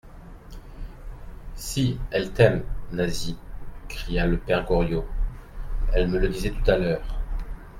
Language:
French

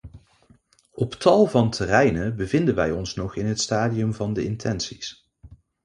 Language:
Dutch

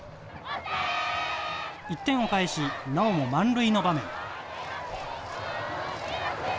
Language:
Japanese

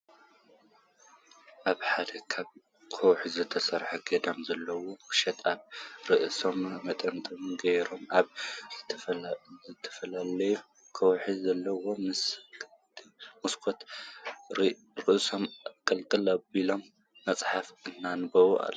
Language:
Tigrinya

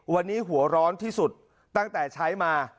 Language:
Thai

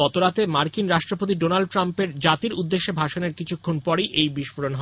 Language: Bangla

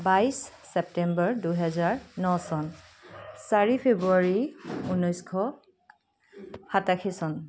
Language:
Assamese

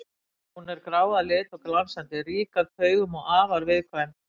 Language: Icelandic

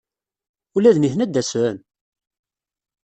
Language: Kabyle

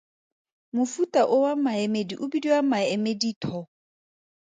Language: Tswana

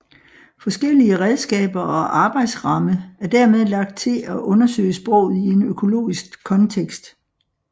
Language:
Danish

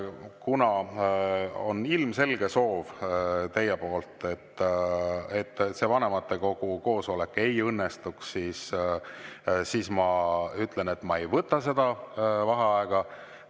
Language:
Estonian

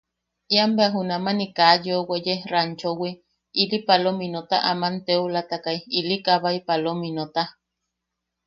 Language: Yaqui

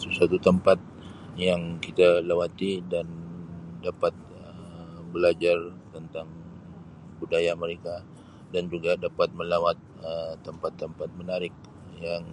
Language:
Sabah Malay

